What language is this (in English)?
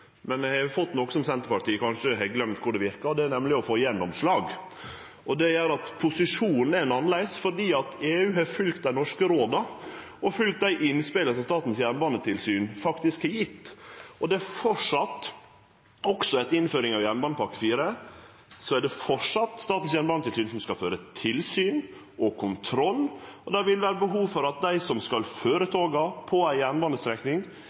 Norwegian Nynorsk